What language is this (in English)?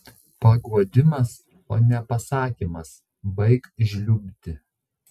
Lithuanian